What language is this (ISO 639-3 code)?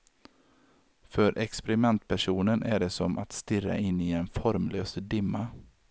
swe